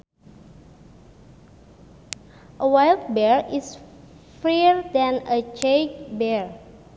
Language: Sundanese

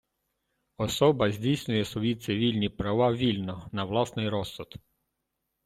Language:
Ukrainian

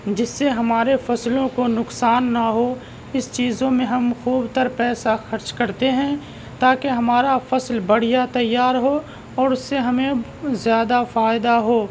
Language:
Urdu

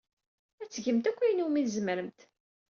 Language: Kabyle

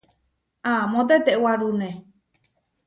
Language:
Huarijio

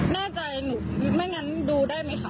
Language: Thai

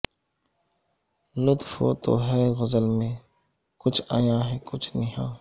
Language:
Urdu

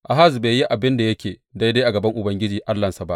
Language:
Hausa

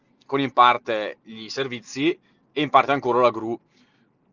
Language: Russian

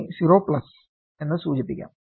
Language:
Malayalam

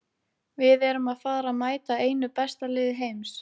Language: Icelandic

